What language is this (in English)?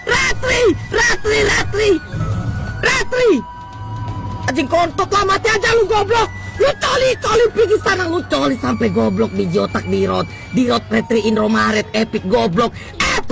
Indonesian